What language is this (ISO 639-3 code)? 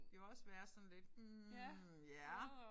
dan